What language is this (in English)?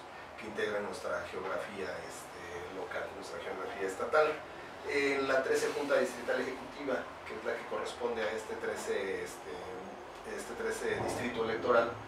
Spanish